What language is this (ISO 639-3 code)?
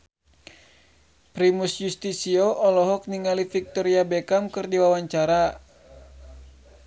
sun